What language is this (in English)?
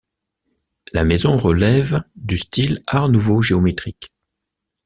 French